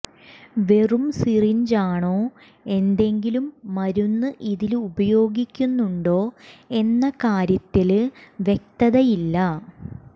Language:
Malayalam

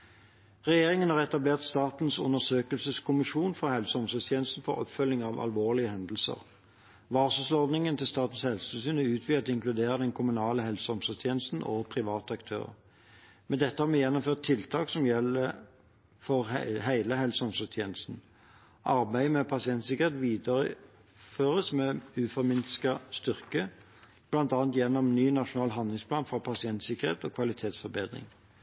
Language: Norwegian Bokmål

